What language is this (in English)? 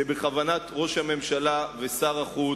Hebrew